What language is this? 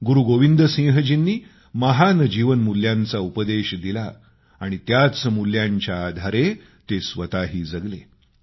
Marathi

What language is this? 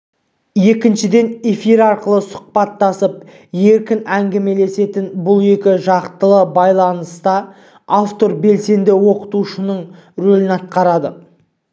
Kazakh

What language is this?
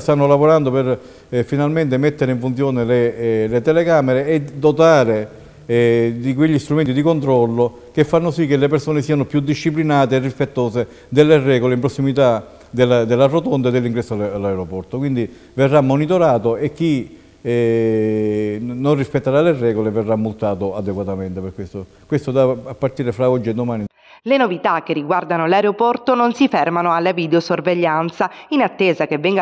Italian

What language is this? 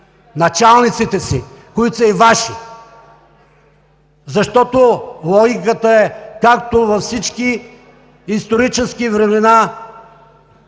Bulgarian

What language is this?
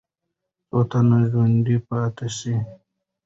Pashto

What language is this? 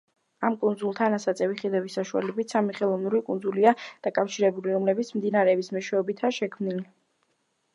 Georgian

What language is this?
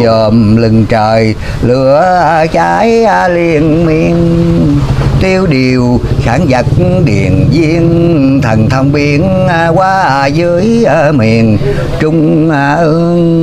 Vietnamese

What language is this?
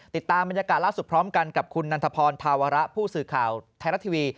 Thai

